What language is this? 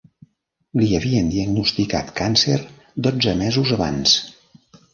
Catalan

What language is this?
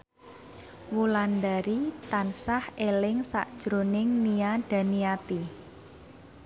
Javanese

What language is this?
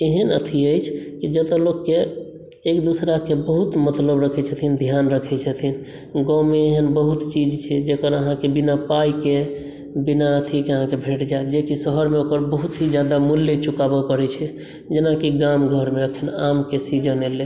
Maithili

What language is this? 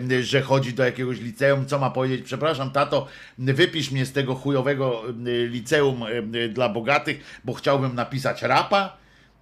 Polish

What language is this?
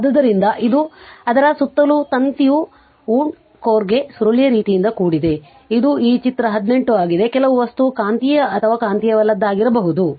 Kannada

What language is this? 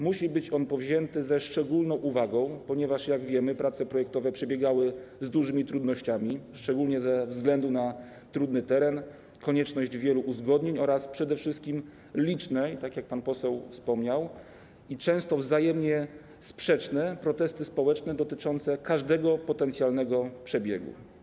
Polish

